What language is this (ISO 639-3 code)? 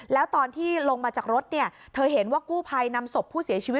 tha